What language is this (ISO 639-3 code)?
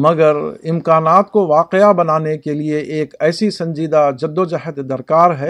urd